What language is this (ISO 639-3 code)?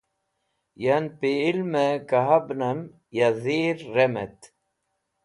wbl